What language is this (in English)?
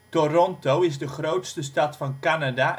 Dutch